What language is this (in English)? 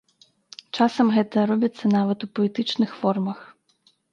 Belarusian